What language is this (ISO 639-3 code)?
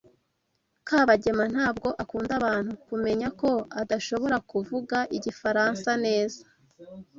kin